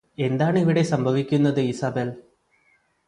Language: Malayalam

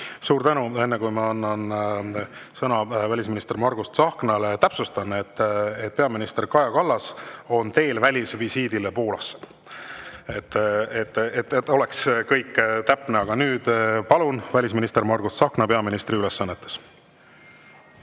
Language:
Estonian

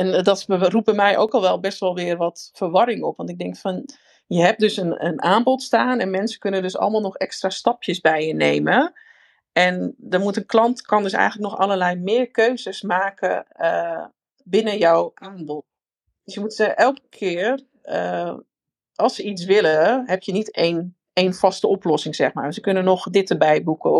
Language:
Dutch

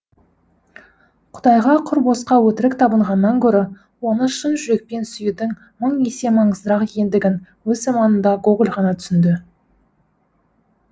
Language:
Kazakh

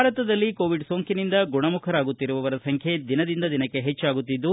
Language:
Kannada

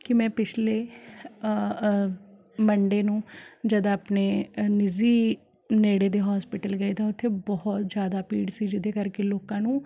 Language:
Punjabi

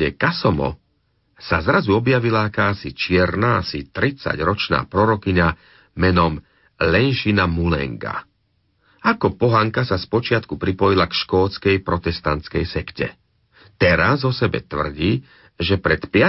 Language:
Slovak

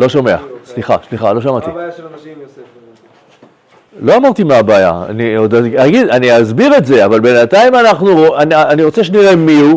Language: Hebrew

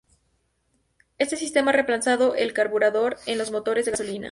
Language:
Spanish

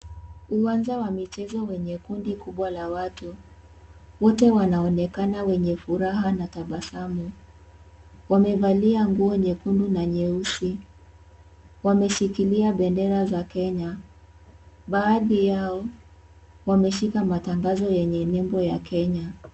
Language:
Swahili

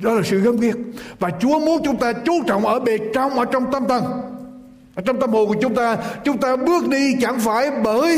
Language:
Vietnamese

